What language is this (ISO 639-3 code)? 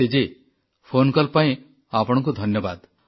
ori